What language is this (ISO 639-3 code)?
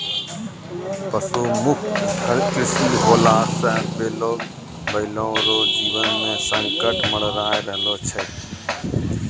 mai